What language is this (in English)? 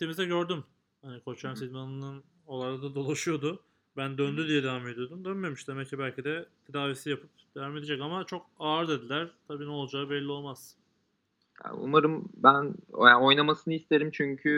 Turkish